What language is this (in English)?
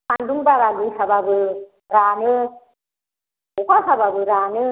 Bodo